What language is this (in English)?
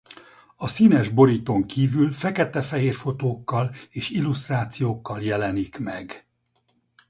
Hungarian